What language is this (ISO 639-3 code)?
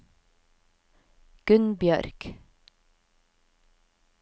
nor